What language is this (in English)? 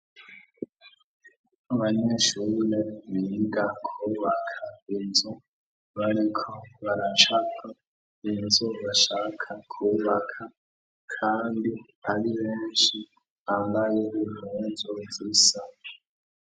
Rundi